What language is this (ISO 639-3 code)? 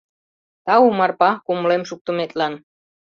chm